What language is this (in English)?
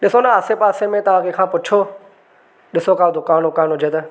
Sindhi